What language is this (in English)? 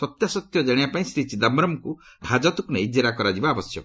Odia